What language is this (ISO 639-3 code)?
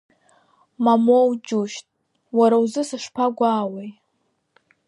abk